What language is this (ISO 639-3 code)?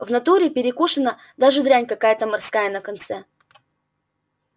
rus